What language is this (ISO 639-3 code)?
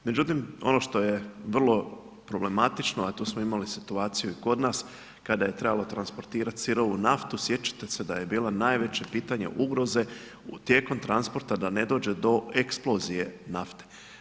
hrv